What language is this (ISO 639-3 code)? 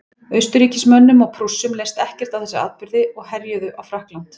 isl